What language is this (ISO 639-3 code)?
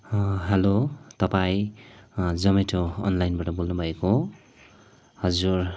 nep